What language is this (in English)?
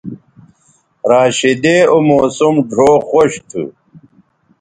Bateri